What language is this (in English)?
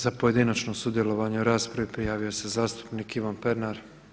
Croatian